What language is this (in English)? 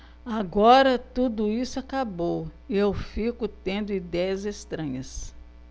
Portuguese